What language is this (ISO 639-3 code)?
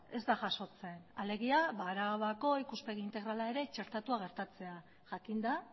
eus